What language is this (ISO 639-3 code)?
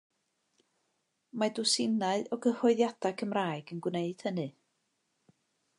cym